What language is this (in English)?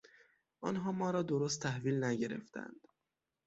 Persian